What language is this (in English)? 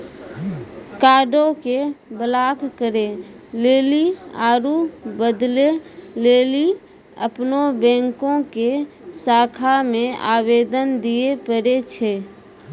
Maithili